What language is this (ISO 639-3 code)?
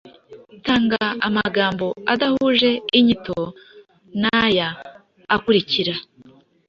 kin